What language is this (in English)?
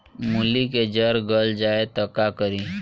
Bhojpuri